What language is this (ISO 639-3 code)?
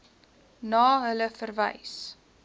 afr